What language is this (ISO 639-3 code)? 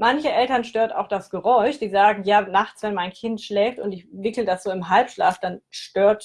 deu